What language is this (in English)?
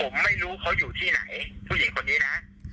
Thai